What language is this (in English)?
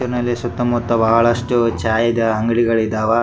Kannada